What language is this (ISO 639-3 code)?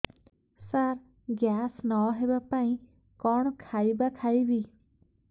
ori